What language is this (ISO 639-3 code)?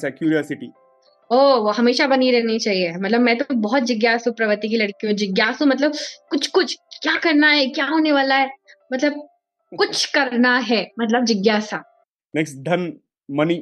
hin